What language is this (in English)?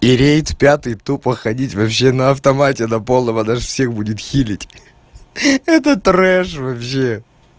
Russian